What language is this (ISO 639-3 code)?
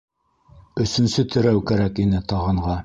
bak